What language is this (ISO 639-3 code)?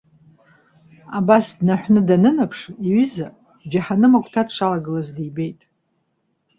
abk